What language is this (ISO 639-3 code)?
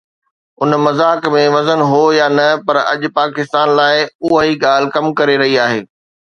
snd